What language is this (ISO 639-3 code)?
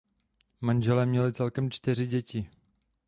ces